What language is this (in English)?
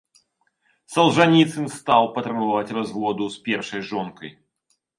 Belarusian